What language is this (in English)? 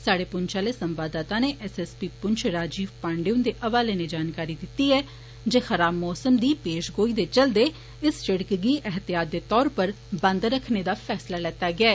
Dogri